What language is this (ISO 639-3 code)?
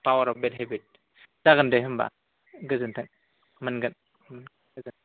brx